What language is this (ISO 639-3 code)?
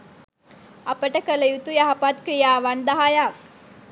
sin